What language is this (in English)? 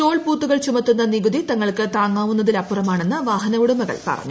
Malayalam